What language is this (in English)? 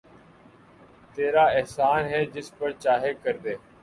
Urdu